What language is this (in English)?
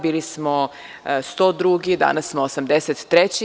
Serbian